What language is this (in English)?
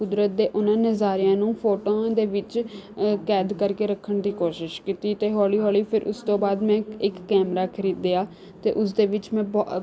Punjabi